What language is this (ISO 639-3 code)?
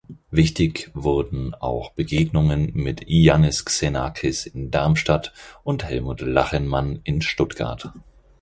deu